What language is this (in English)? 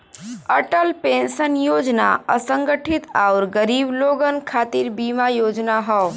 Bhojpuri